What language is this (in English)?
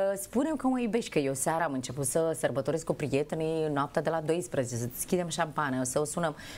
Romanian